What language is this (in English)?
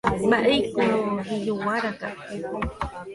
Guarani